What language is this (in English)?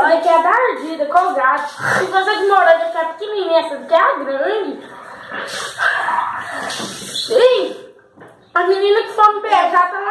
Portuguese